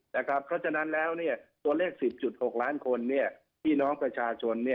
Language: Thai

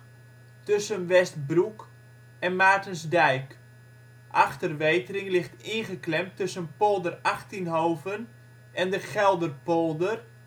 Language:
Dutch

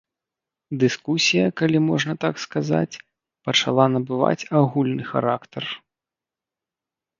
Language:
Belarusian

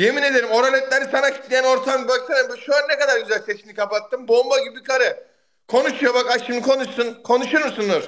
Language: Turkish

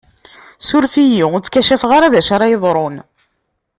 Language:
Kabyle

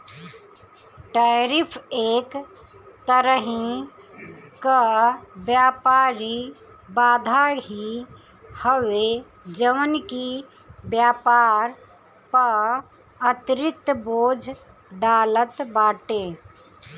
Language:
Bhojpuri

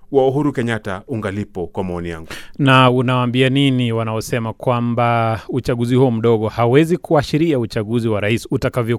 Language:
Swahili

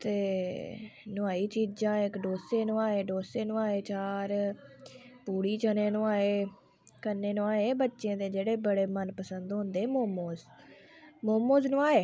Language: Dogri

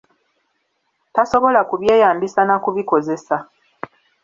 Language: Ganda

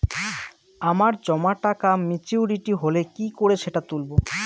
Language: Bangla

